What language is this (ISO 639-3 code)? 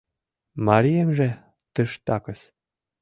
chm